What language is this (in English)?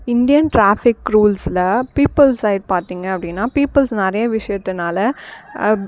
Tamil